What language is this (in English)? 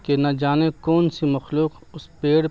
Urdu